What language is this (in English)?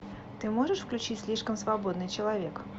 Russian